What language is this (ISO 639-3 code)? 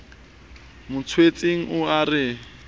sot